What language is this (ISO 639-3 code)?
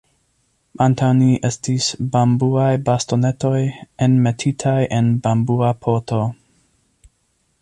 epo